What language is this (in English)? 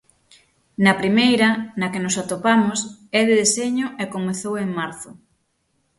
Galician